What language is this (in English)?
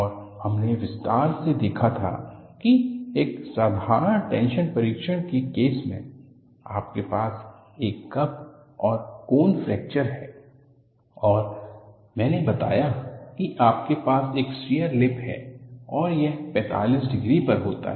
Hindi